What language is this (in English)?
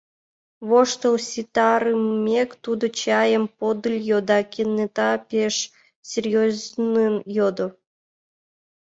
Mari